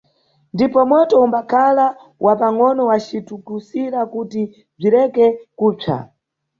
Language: Nyungwe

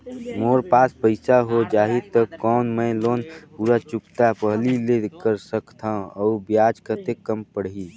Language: Chhattisgarhi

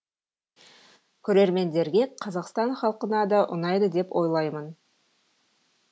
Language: Kazakh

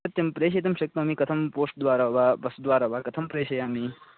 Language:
Sanskrit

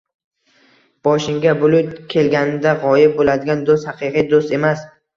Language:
Uzbek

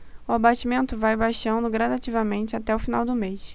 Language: Portuguese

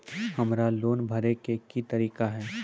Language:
Maithili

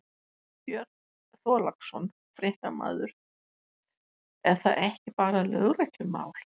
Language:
Icelandic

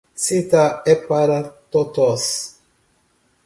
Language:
Portuguese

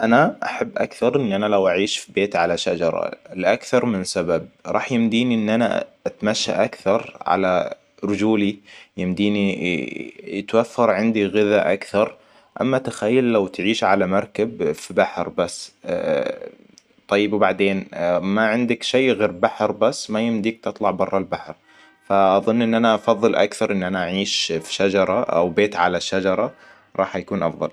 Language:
Hijazi Arabic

